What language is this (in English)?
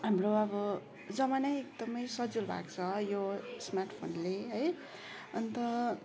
Nepali